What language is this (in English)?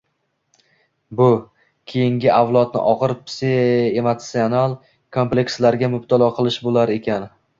Uzbek